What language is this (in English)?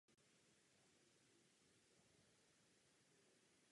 Czech